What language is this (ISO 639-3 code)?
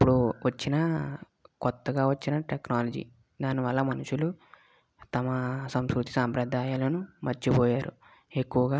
tel